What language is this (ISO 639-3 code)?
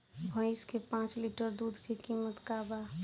bho